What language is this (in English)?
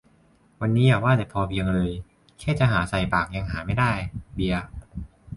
Thai